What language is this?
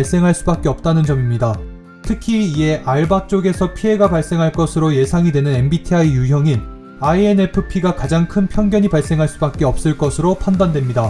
Korean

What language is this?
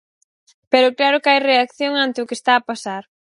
Galician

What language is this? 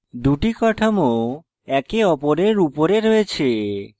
Bangla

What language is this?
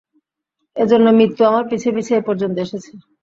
Bangla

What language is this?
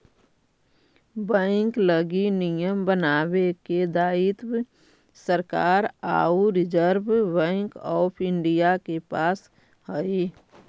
Magahi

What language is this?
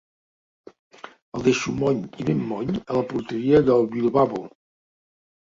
Catalan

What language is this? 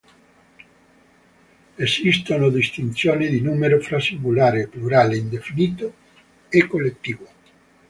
Italian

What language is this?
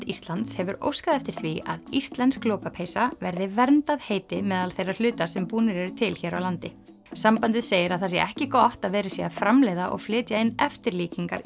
Icelandic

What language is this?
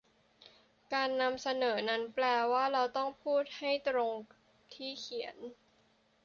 Thai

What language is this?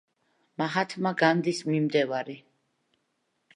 Georgian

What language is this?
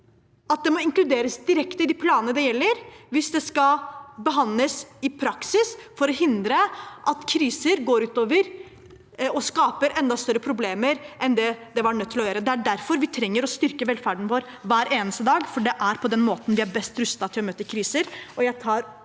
Norwegian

